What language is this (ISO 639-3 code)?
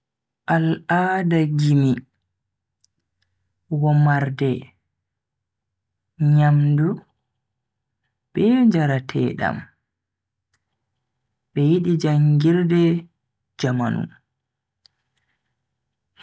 fui